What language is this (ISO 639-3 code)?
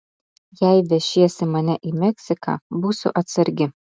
lit